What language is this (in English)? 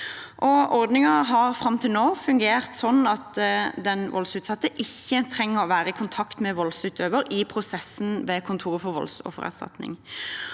Norwegian